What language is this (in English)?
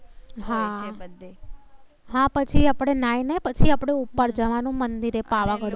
Gujarati